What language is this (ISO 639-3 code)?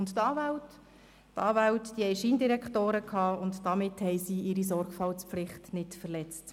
gsw